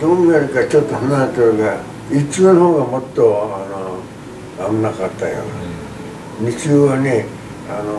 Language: Japanese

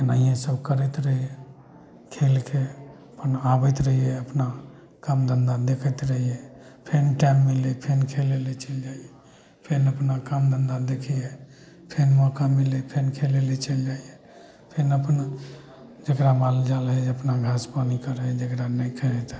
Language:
Maithili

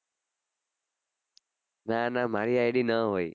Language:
Gujarati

